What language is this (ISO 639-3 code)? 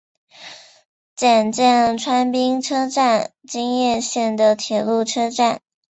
zho